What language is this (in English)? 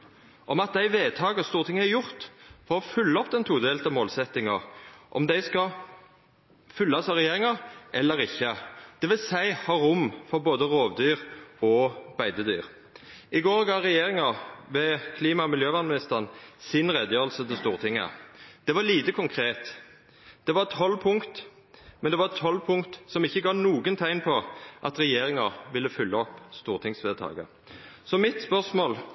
Norwegian Nynorsk